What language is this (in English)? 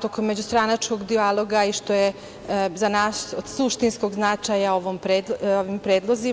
Serbian